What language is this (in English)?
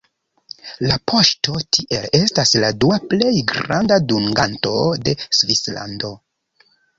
Esperanto